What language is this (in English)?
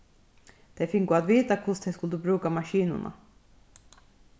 Faroese